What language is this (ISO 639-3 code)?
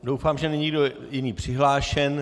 ces